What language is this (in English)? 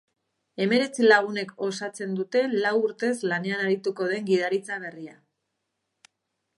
Basque